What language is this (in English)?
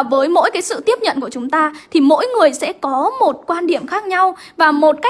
Vietnamese